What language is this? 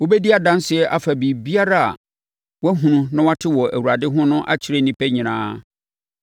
Akan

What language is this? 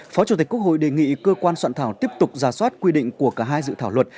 Vietnamese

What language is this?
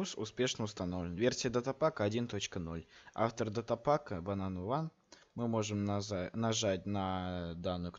Russian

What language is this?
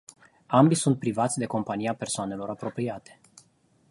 Romanian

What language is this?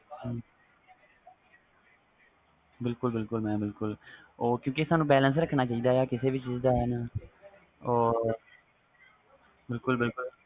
Punjabi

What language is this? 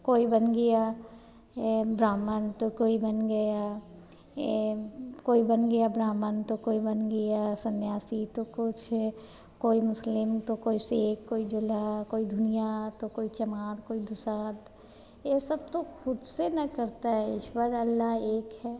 Hindi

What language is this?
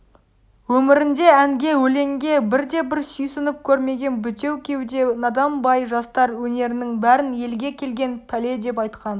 Kazakh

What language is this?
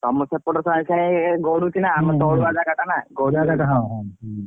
Odia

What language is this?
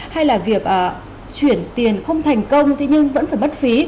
Vietnamese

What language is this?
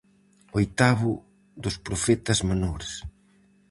Galician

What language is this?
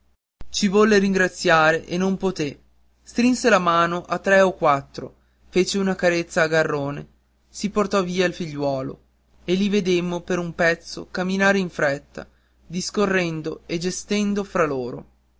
Italian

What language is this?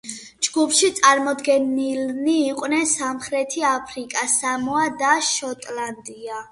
Georgian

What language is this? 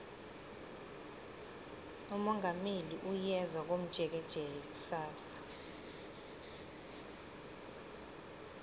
South Ndebele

